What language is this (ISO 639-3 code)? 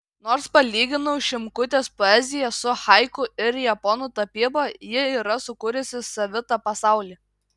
lit